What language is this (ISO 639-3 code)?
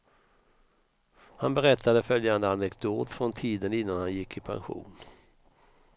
swe